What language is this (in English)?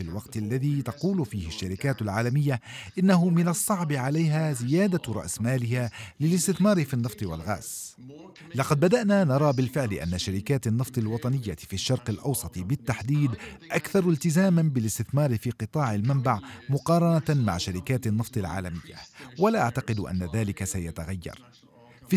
Arabic